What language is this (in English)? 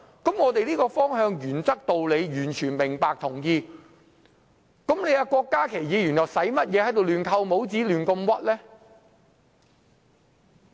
Cantonese